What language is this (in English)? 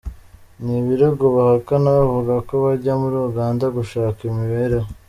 Kinyarwanda